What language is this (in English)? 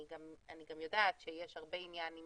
Hebrew